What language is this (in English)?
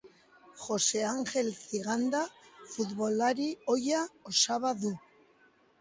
Basque